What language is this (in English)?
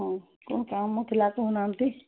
Odia